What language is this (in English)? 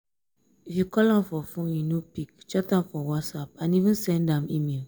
Nigerian Pidgin